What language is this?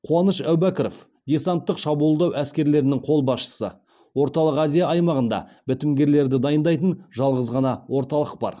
Kazakh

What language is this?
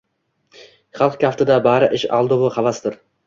Uzbek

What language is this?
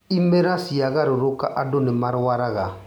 Kikuyu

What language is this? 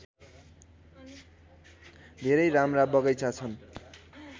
Nepali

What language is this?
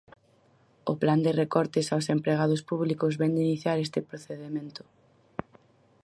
Galician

